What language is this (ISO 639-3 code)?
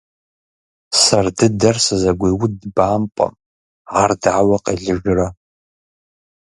kbd